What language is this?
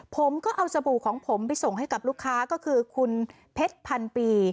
Thai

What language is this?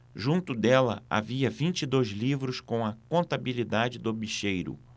Portuguese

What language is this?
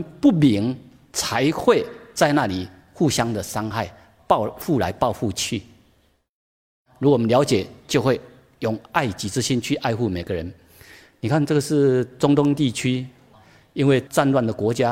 Chinese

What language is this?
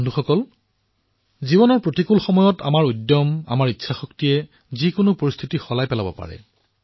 Assamese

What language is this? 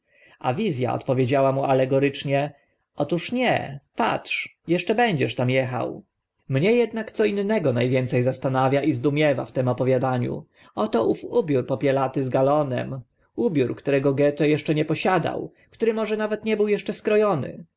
Polish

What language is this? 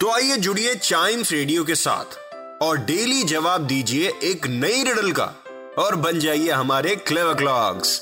Hindi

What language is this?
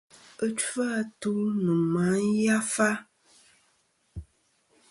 Kom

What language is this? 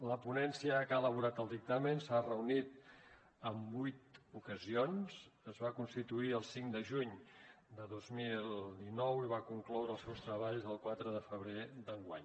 Catalan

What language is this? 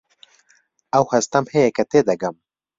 Central Kurdish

